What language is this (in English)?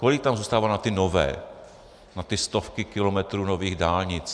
Czech